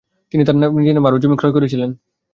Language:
Bangla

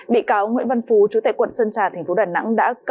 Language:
Vietnamese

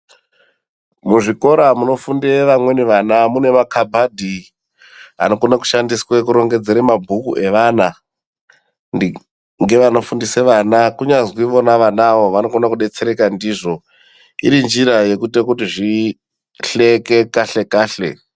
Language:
Ndau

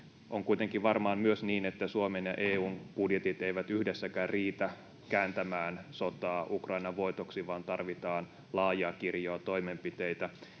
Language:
Finnish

